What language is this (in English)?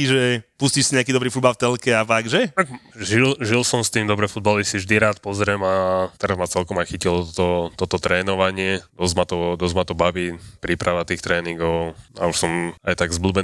Slovak